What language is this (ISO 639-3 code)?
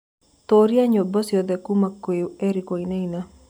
kik